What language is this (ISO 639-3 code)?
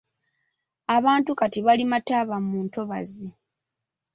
lug